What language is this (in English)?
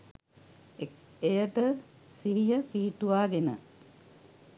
Sinhala